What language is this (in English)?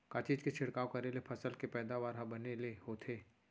Chhattisgarhi